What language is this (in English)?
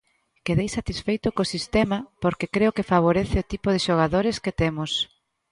Galician